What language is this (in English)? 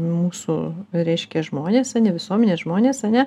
Lithuanian